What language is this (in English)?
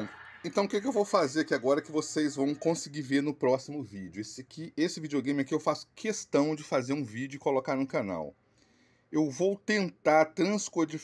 Portuguese